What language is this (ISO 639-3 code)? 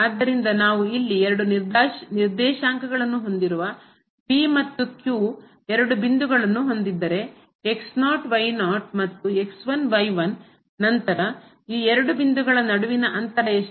kan